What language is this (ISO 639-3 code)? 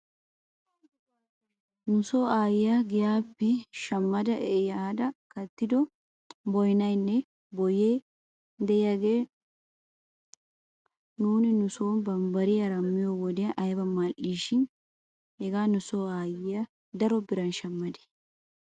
wal